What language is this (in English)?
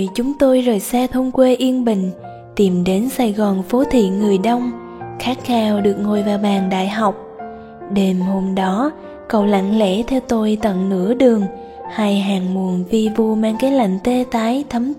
Vietnamese